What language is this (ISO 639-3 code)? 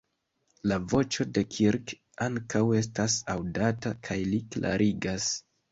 epo